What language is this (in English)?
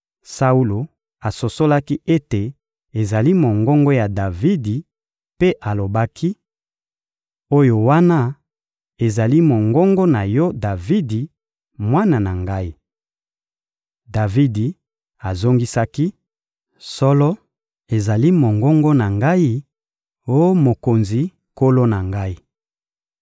Lingala